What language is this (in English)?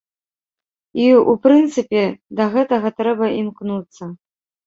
Belarusian